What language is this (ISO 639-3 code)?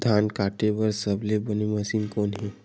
hne